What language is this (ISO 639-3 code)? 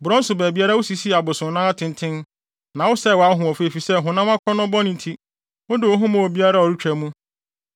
aka